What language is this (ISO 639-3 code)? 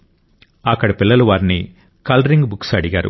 tel